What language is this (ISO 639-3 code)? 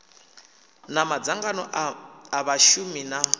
ven